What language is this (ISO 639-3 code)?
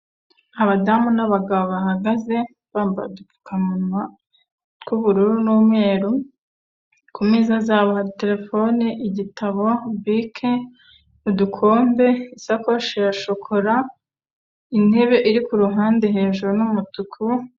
kin